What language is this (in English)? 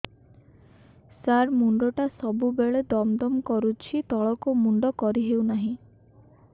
Odia